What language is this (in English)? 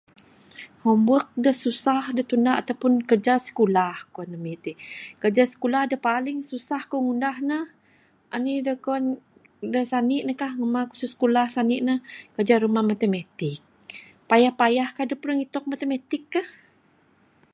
Bukar-Sadung Bidayuh